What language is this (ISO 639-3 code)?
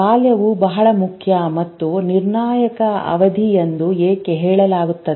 kan